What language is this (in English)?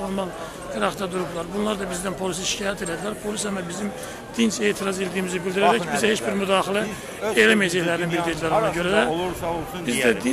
Turkish